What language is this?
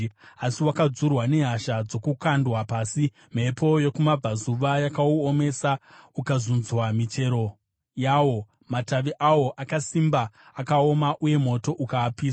Shona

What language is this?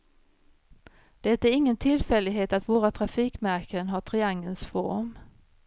Swedish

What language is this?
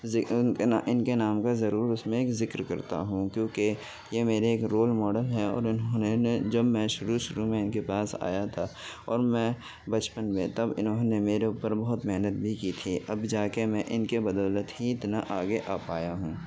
Urdu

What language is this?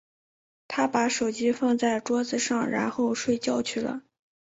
Chinese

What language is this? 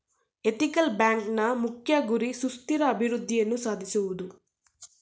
Kannada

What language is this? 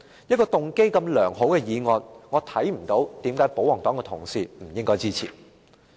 Cantonese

